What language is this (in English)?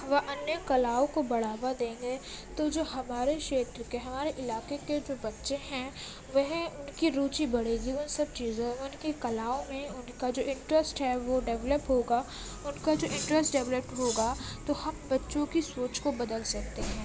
Urdu